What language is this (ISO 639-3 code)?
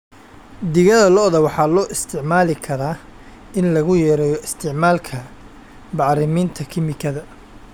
som